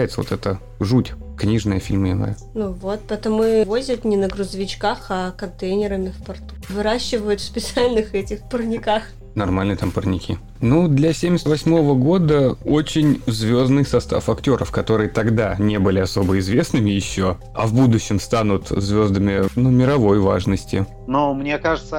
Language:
Russian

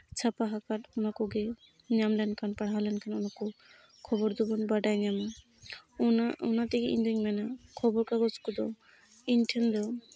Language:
Santali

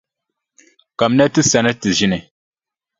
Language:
Dagbani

